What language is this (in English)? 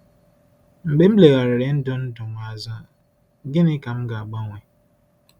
Igbo